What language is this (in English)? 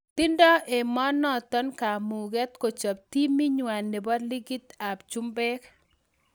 Kalenjin